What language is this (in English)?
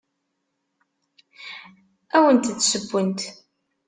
Kabyle